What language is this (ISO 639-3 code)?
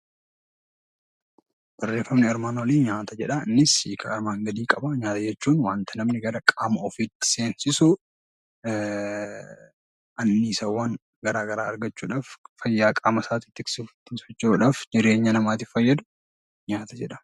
orm